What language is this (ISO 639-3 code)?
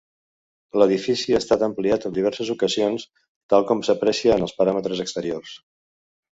cat